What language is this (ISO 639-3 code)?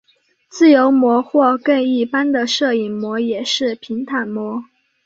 zho